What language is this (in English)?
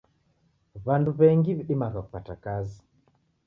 Taita